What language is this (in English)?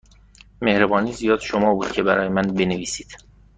Persian